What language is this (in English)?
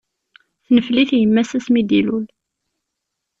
Kabyle